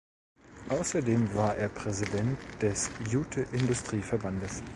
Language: German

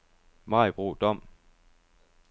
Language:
Danish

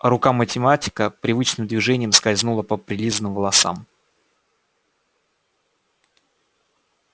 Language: Russian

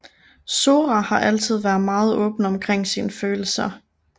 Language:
Danish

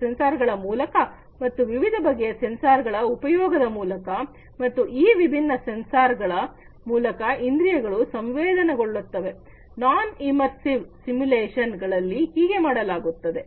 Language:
Kannada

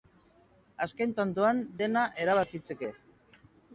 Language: Basque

